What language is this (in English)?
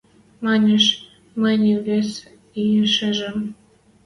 Western Mari